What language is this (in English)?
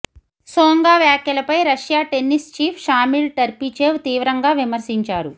Telugu